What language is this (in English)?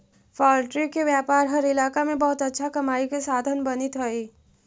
Magahi